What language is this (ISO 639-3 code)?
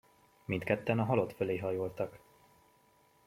hun